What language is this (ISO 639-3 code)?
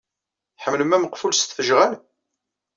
kab